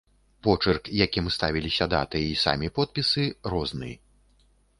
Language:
Belarusian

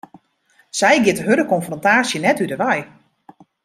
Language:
Western Frisian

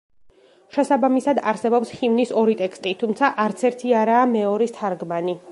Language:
Georgian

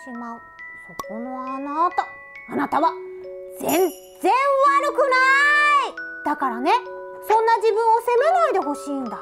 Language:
Japanese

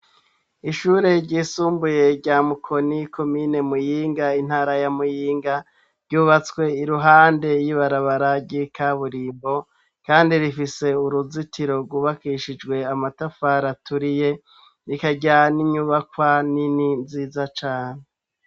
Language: Rundi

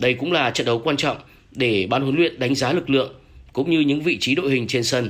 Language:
Vietnamese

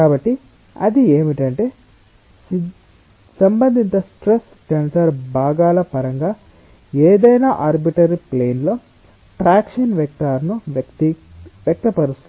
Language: Telugu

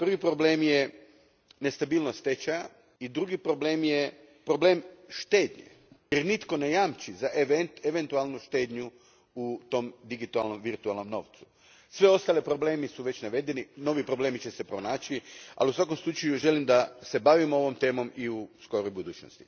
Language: Croatian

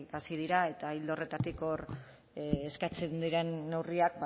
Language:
Basque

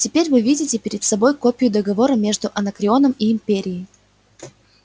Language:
Russian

